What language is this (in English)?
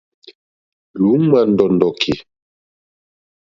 Mokpwe